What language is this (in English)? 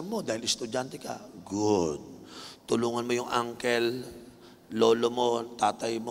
Filipino